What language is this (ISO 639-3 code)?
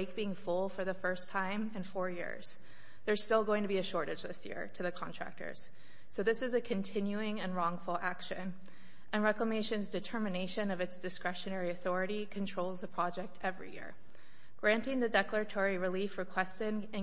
eng